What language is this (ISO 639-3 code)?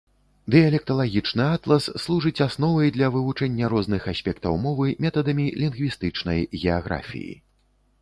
bel